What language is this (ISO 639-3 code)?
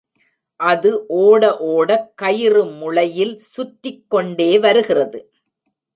tam